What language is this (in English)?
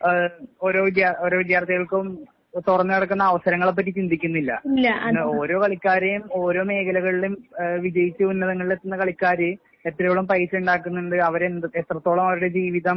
Malayalam